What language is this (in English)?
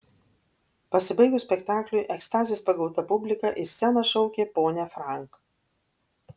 Lithuanian